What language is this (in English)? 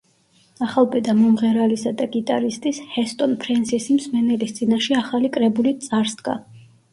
Georgian